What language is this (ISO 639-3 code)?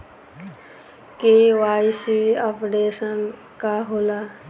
bho